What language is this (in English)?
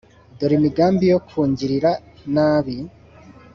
Kinyarwanda